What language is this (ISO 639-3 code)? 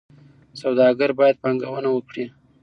pus